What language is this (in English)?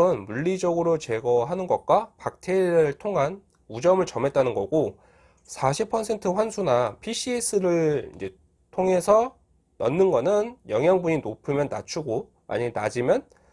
Korean